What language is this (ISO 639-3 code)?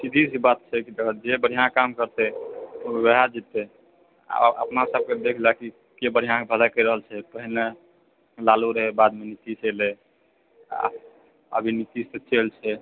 mai